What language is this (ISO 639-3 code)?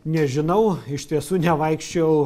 lit